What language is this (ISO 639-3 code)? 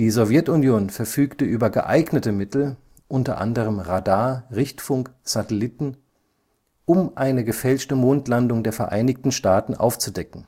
deu